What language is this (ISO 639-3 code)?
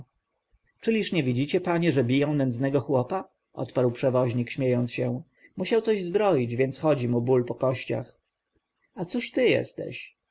pol